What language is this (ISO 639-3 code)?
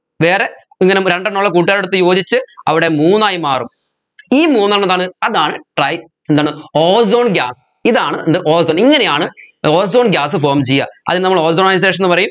mal